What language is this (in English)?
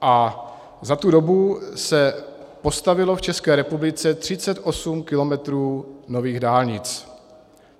Czech